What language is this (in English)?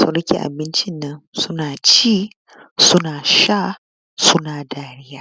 Hausa